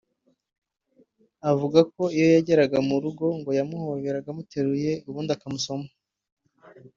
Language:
Kinyarwanda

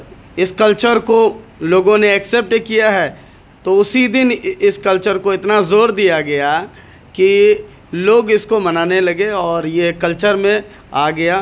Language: Urdu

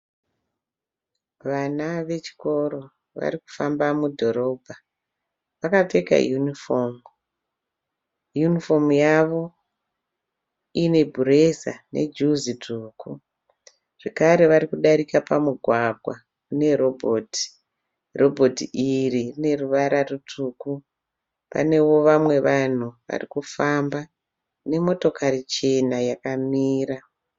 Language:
Shona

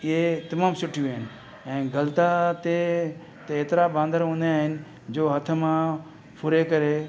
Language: Sindhi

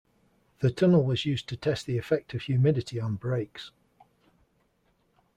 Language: English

